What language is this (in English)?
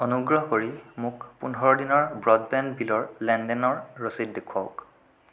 Assamese